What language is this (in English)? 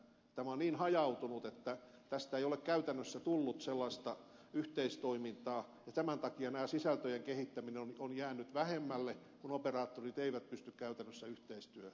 Finnish